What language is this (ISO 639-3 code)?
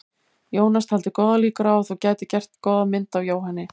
isl